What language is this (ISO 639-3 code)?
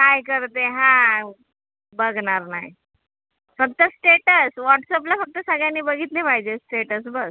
mar